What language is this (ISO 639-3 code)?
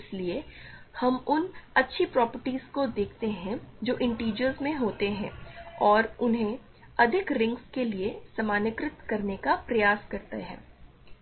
hin